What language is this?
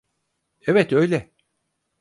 Turkish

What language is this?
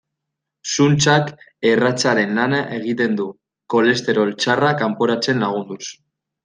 Basque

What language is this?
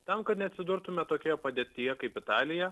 Lithuanian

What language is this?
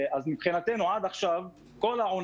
Hebrew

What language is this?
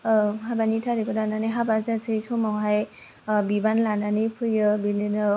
Bodo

